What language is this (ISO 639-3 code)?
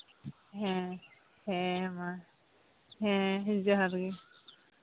sat